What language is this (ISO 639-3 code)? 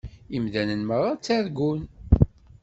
kab